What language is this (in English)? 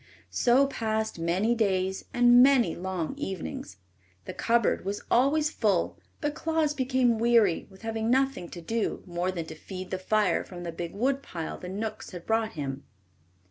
English